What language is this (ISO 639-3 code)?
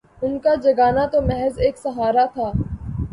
urd